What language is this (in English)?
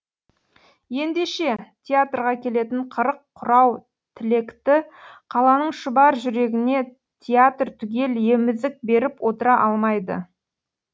Kazakh